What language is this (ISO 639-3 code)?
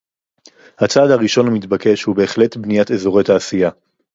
heb